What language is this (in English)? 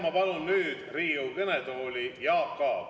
Estonian